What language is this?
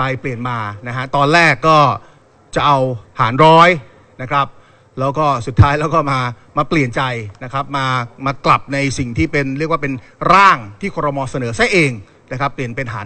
Thai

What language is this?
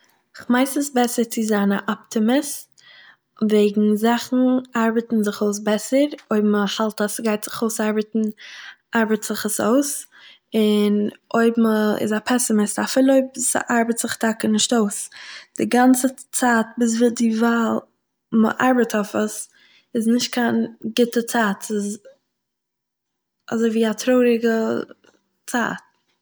Yiddish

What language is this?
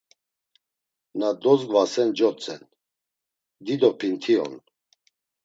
Laz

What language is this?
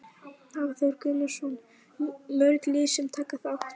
Icelandic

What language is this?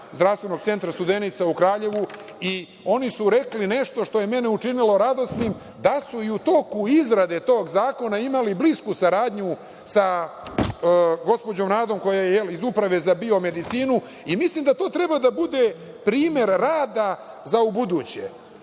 Serbian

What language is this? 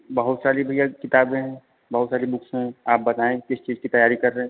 Hindi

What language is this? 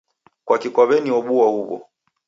Taita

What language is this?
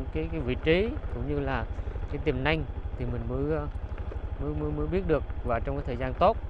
Vietnamese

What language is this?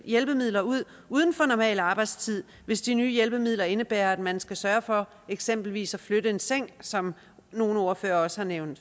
Danish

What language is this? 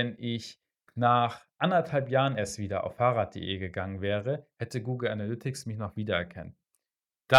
German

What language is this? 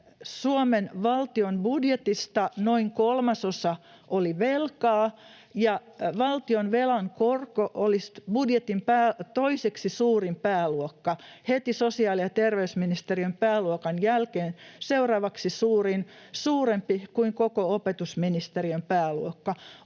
Finnish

